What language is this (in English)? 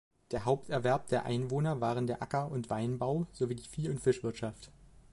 German